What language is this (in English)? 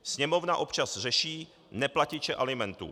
Czech